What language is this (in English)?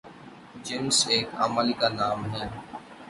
Urdu